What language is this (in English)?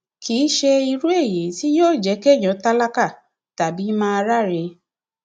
Yoruba